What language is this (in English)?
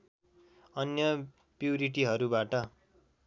Nepali